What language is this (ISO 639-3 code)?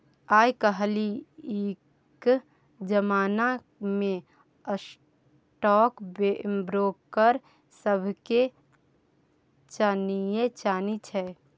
mai